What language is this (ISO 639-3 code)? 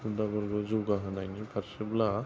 brx